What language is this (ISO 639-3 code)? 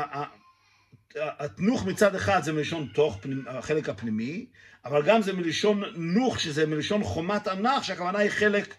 heb